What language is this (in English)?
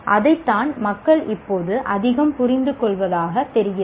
Tamil